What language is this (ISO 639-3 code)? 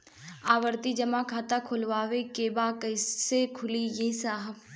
bho